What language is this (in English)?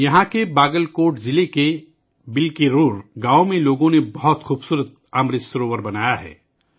Urdu